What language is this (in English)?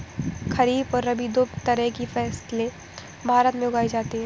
Hindi